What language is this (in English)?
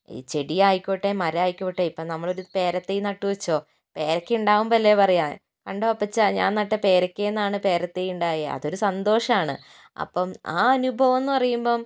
Malayalam